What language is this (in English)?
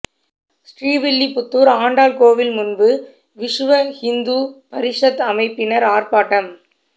Tamil